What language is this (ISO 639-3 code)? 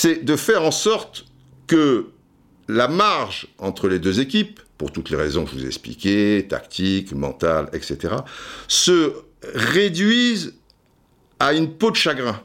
fra